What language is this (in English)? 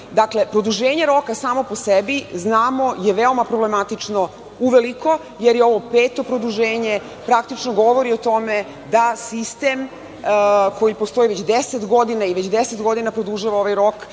Serbian